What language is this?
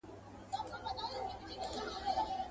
Pashto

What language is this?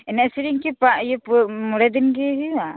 Santali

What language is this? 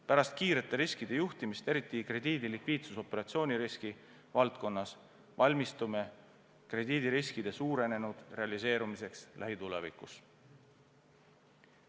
Estonian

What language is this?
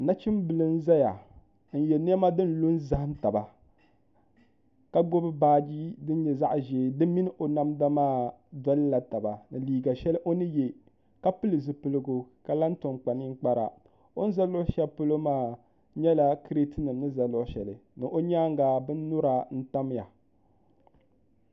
Dagbani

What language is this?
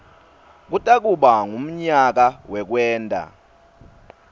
Swati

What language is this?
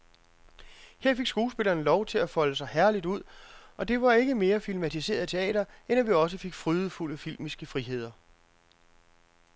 Danish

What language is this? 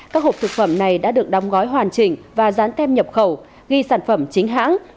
Vietnamese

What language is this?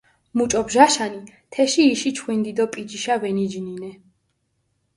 Mingrelian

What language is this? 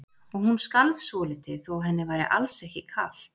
Icelandic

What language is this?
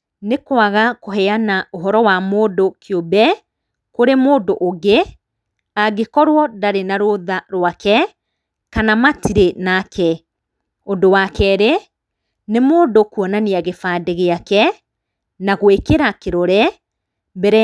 Kikuyu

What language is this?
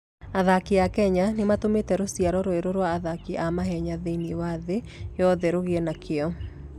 Kikuyu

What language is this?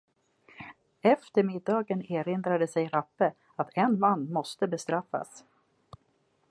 Swedish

